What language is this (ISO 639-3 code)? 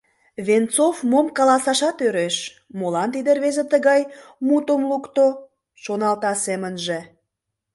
chm